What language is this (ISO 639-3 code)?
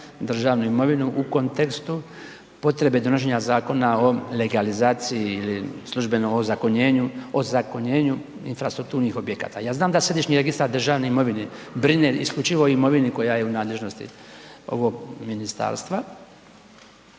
hrv